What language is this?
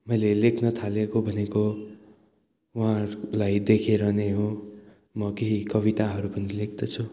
Nepali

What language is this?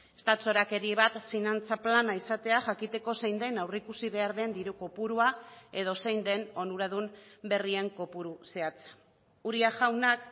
Basque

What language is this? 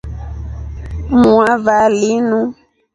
Rombo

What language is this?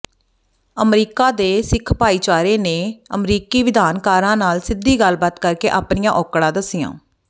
Punjabi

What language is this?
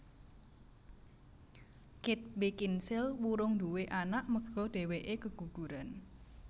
Javanese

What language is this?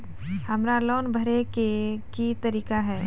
Maithili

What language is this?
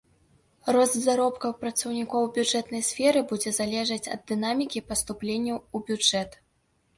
Belarusian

